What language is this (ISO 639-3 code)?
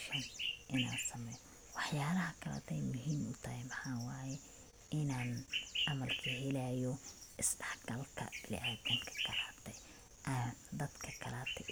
som